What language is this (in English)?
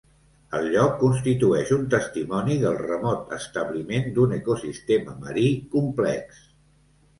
Catalan